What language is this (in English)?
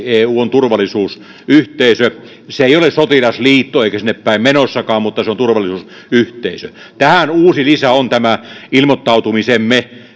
Finnish